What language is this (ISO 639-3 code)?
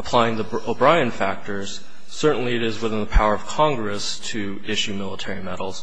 eng